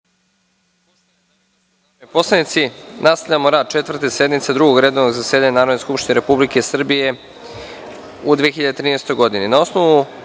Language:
Serbian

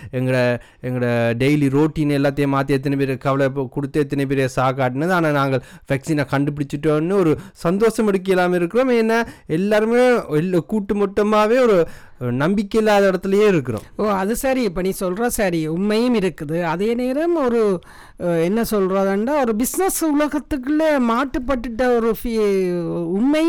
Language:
Tamil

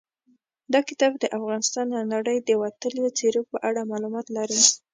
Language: Pashto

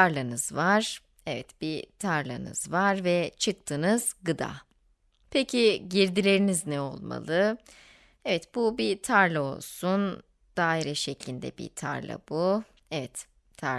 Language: Turkish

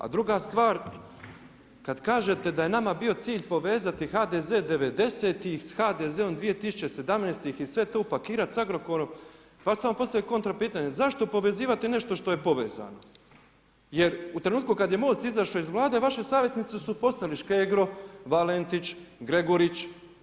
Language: Croatian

